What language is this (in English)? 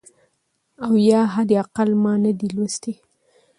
Pashto